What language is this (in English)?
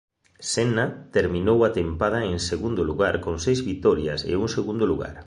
Galician